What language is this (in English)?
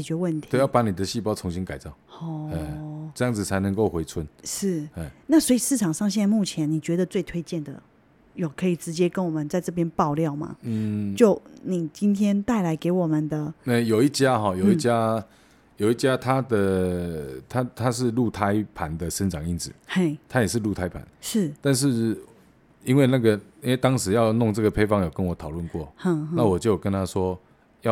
Chinese